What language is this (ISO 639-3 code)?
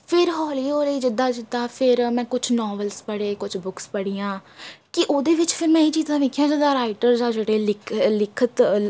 pan